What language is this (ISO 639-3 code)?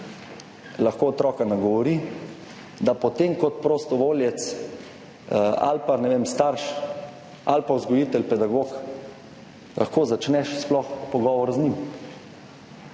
slv